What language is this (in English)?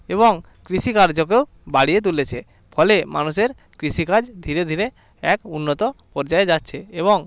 Bangla